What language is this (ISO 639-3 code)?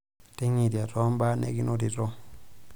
mas